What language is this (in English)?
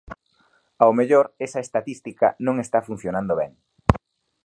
Galician